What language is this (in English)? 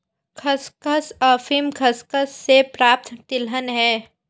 Hindi